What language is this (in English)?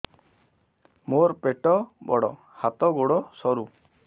Odia